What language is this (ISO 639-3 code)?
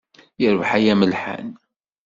kab